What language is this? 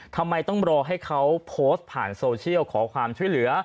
Thai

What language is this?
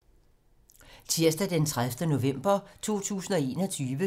Danish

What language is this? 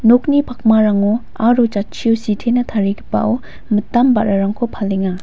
Garo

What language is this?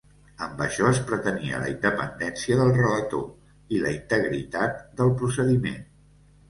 Catalan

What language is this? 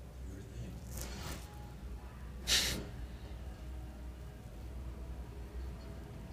Greek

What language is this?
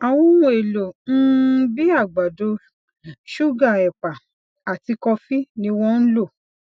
Yoruba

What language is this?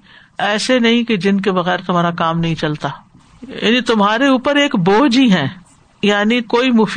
Urdu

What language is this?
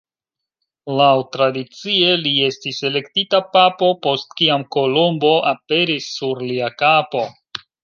Esperanto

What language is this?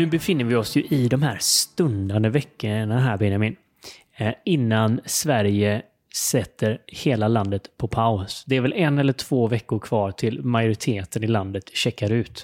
Swedish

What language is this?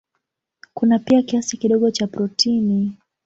Swahili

